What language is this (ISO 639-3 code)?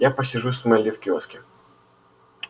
rus